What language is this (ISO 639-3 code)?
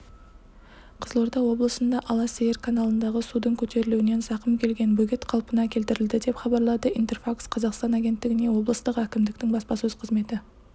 kaz